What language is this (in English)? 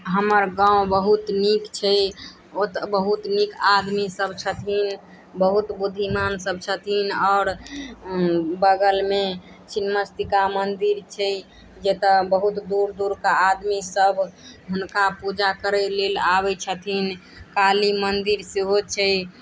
Maithili